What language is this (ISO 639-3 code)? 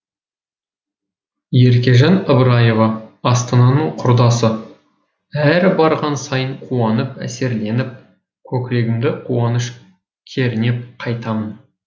kaz